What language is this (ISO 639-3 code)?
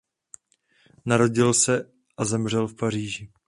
ces